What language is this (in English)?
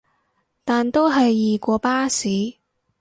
Cantonese